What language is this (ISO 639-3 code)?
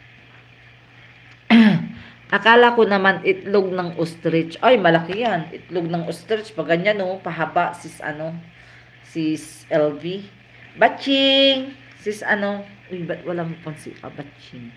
fil